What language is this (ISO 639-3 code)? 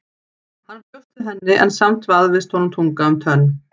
isl